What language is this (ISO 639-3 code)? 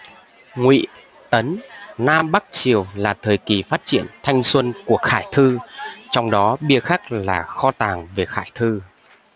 vie